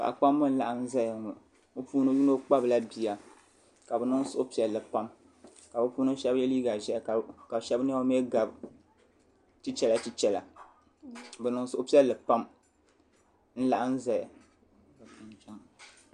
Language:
Dagbani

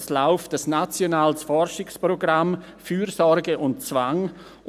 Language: Swiss German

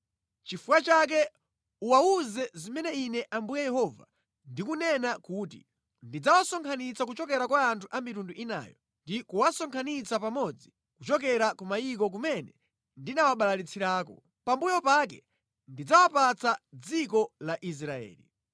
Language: Nyanja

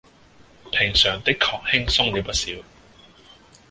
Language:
Cantonese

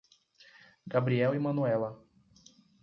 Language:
Portuguese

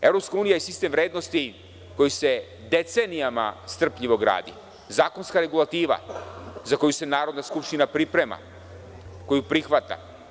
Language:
Serbian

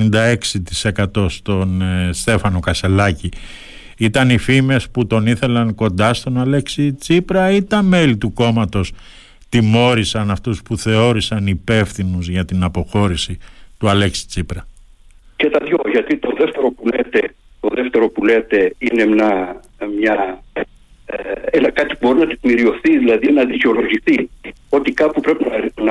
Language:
Greek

